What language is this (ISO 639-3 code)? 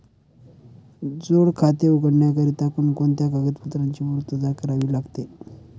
mar